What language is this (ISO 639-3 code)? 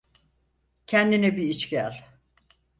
tur